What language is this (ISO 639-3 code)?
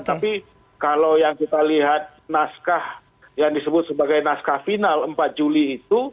ind